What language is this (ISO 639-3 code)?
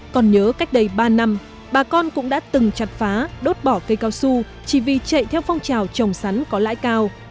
vie